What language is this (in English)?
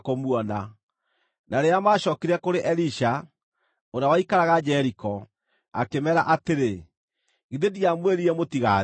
Kikuyu